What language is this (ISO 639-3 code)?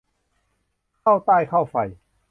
tha